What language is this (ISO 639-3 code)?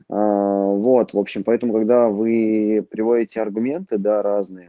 rus